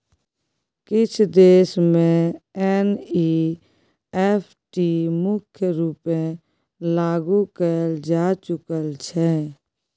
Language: Maithili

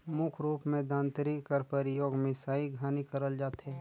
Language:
Chhattisgarhi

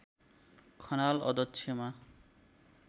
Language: Nepali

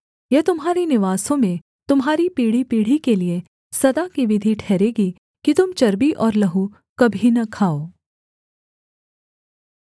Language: Hindi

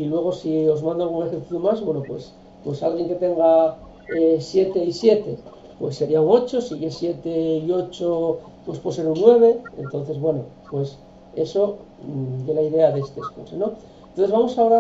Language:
Spanish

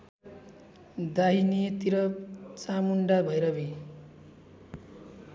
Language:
Nepali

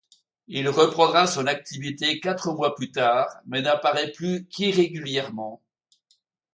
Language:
French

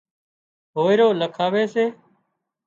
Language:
Wadiyara Koli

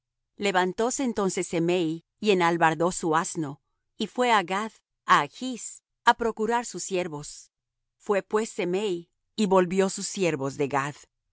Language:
Spanish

